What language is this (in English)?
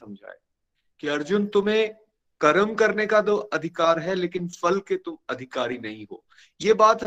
Hindi